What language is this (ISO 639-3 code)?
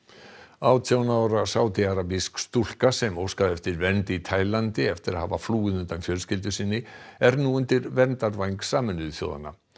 isl